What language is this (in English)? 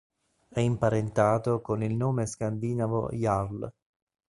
Italian